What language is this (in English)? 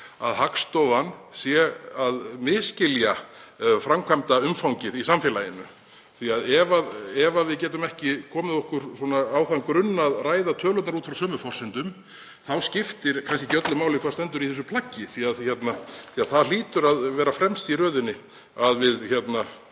Icelandic